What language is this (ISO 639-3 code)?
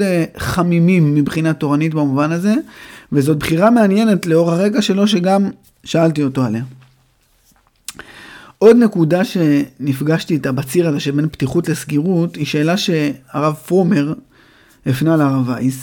heb